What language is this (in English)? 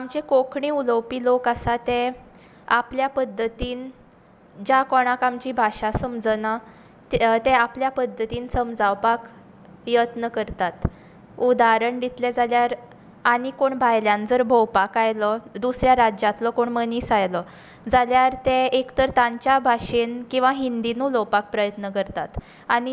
Konkani